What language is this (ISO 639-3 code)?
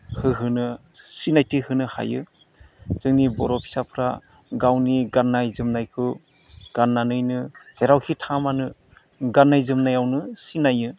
brx